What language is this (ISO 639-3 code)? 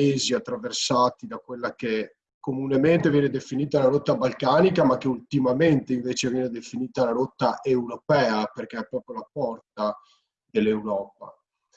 ita